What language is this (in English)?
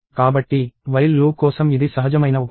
Telugu